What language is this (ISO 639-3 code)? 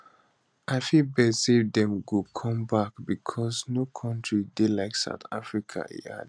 pcm